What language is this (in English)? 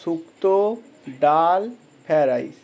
Bangla